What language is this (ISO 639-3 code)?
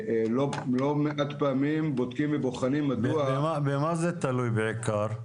heb